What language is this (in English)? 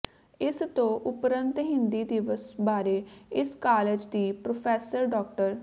Punjabi